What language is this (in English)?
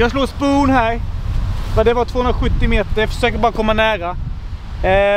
Swedish